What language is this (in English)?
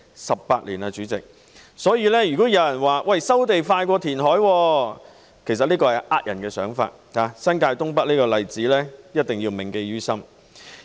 Cantonese